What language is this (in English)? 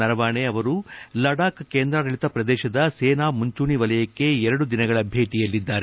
Kannada